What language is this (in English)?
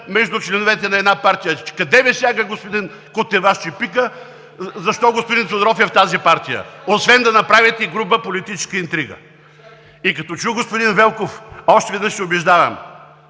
Bulgarian